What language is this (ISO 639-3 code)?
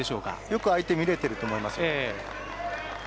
jpn